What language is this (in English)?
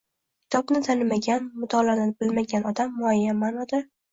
Uzbek